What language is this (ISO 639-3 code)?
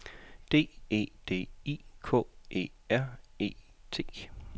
dan